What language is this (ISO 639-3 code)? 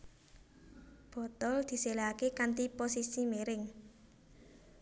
jav